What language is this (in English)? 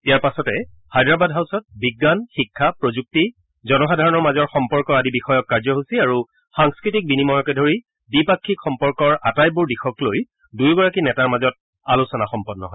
Assamese